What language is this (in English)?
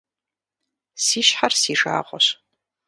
Kabardian